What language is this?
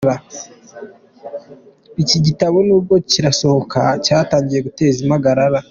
Kinyarwanda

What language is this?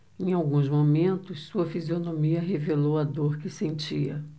Portuguese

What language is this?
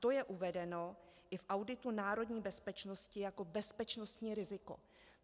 Czech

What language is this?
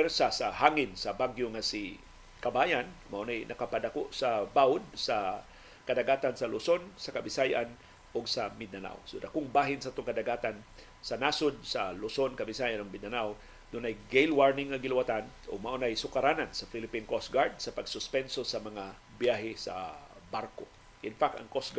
Filipino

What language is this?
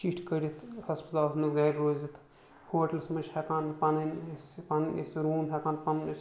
Kashmiri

